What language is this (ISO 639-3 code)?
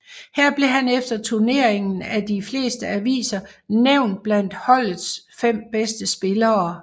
dan